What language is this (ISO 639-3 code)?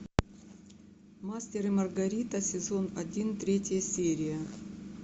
rus